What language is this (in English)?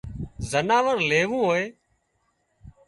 Wadiyara Koli